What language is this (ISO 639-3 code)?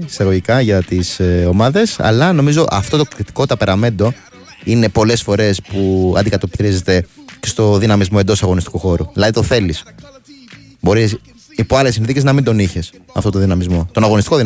ell